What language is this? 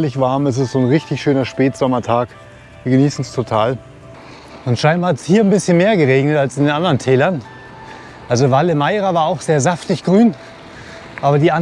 German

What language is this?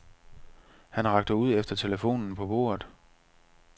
Danish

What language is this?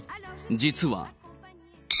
Japanese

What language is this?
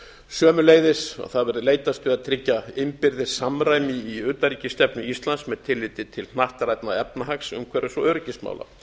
Icelandic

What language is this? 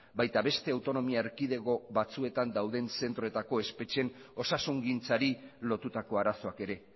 Basque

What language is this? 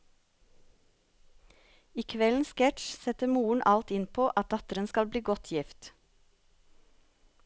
Norwegian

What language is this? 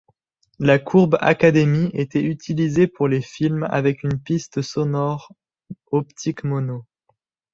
French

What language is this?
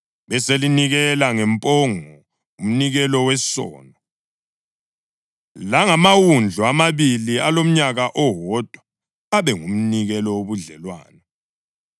North Ndebele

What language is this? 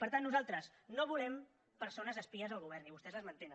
Catalan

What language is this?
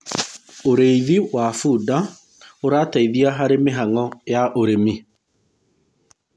Kikuyu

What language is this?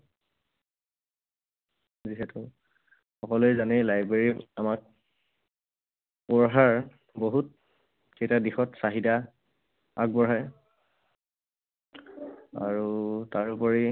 Assamese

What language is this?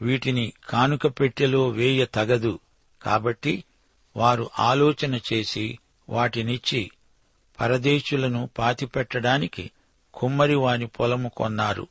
Telugu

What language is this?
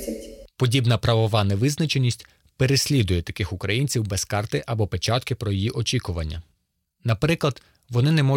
Ukrainian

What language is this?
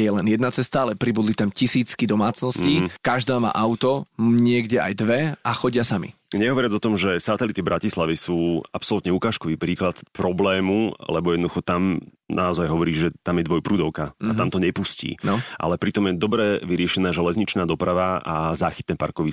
Slovak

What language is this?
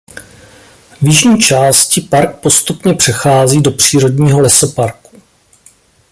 Czech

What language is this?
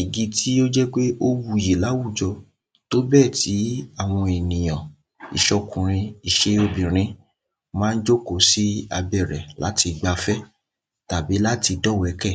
Yoruba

